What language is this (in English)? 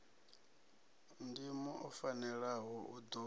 Venda